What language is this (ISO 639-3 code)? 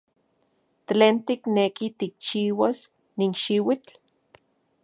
ncx